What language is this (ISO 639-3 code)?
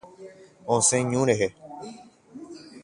grn